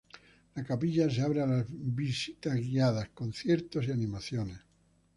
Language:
Spanish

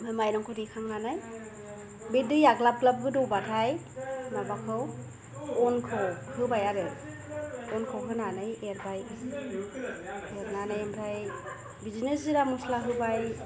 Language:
Bodo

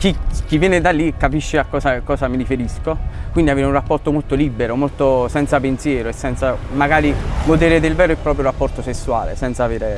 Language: Italian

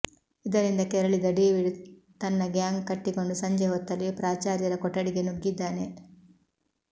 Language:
Kannada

